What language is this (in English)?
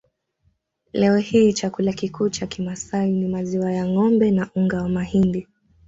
Swahili